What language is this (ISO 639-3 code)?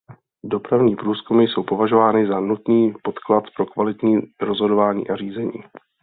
ces